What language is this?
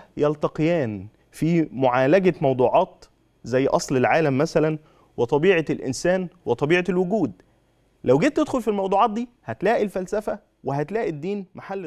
Arabic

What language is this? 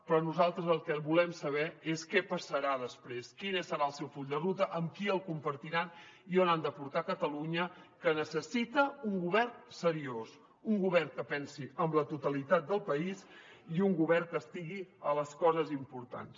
Catalan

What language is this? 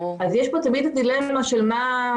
Hebrew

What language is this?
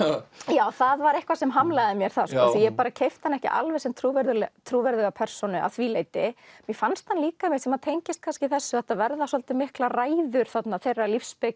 Icelandic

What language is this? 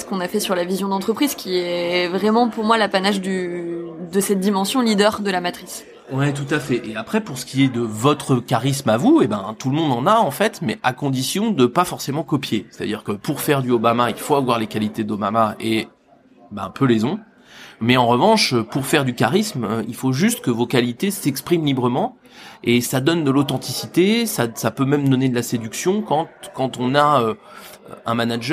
French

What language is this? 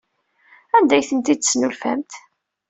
Kabyle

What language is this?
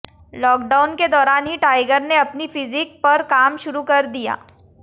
Hindi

